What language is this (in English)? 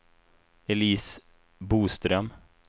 Swedish